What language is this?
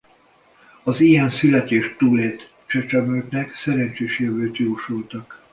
Hungarian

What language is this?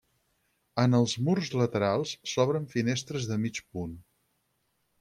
Catalan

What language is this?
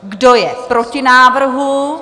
Czech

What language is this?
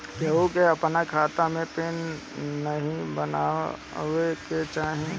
Bhojpuri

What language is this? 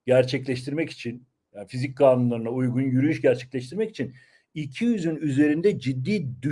Turkish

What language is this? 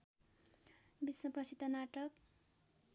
Nepali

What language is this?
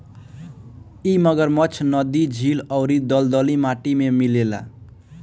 Bhojpuri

